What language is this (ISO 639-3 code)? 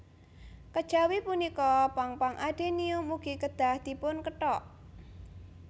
jav